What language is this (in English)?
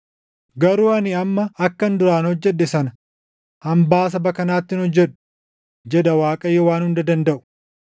Oromo